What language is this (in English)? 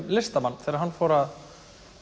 Icelandic